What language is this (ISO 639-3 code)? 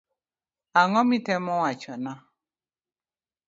luo